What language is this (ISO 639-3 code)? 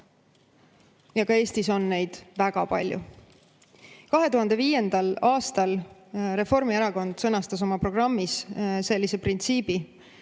est